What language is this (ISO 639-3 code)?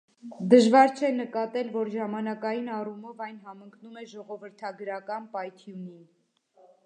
hye